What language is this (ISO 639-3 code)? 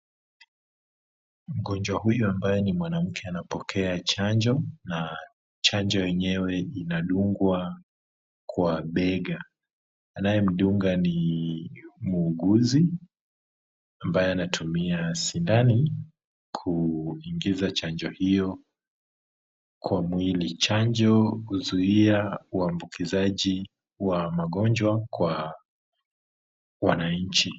swa